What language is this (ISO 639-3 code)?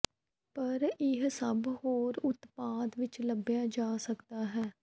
pan